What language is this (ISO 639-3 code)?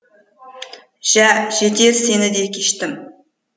kaz